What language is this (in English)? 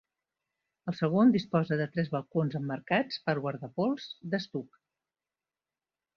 Catalan